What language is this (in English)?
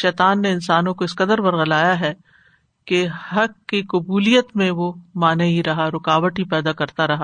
Urdu